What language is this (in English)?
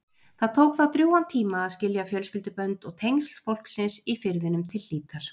Icelandic